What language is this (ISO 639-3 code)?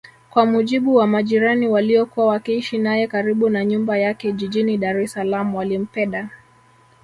swa